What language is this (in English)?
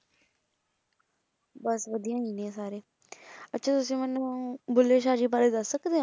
Punjabi